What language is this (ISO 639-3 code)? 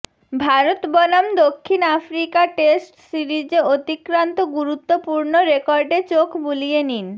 ben